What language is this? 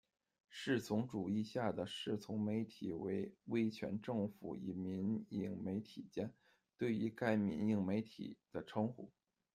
Chinese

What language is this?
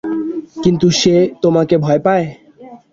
Bangla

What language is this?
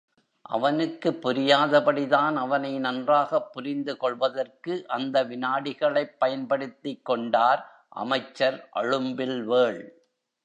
Tamil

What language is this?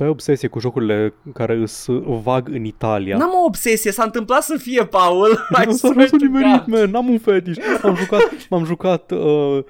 Romanian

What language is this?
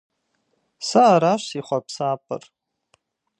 Kabardian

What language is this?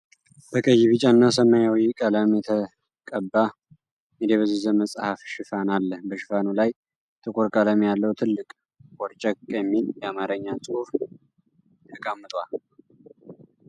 Amharic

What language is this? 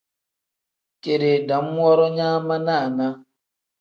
Tem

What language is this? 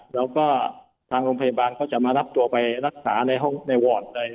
Thai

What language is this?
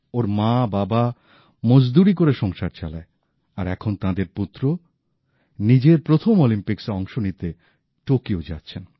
Bangla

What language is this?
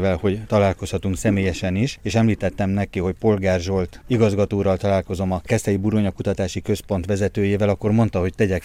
Hungarian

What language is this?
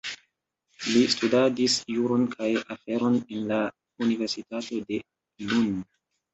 Esperanto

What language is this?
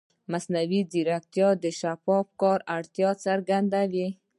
Pashto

